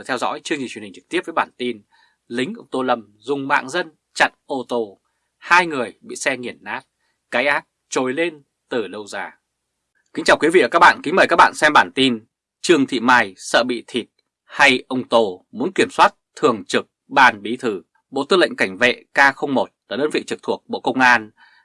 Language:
Vietnamese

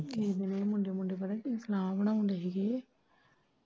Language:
Punjabi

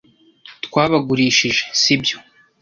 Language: Kinyarwanda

